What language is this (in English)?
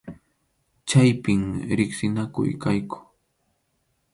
Arequipa-La Unión Quechua